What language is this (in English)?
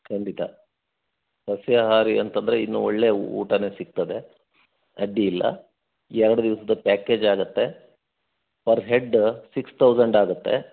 Kannada